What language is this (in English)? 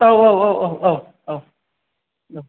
Bodo